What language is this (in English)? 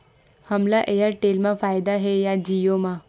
Chhattisgarhi